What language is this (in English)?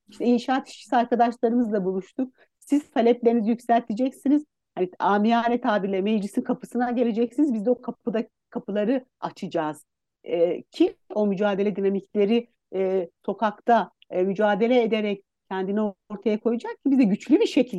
Turkish